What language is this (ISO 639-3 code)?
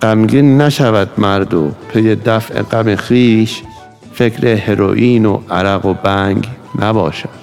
fas